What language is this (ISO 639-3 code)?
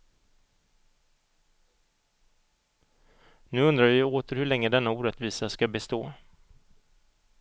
swe